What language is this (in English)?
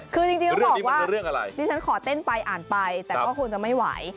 Thai